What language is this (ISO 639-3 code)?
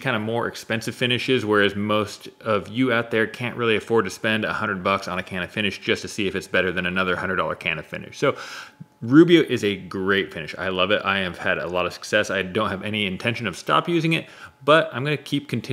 eng